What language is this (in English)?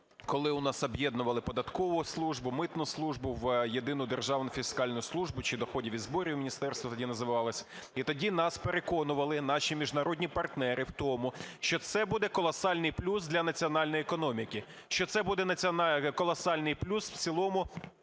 Ukrainian